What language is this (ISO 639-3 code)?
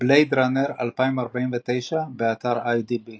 heb